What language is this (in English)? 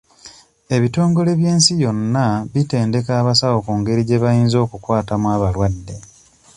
Ganda